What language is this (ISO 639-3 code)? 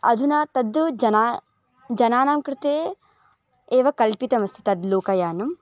san